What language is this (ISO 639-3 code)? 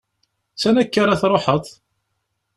kab